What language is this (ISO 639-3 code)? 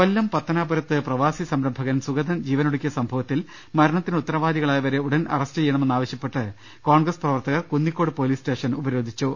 mal